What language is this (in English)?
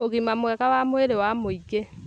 Kikuyu